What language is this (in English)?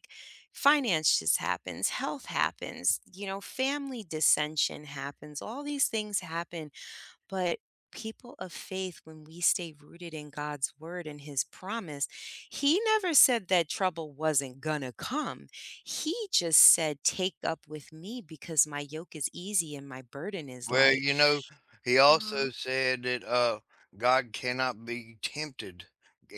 English